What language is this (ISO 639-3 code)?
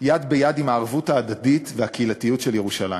heb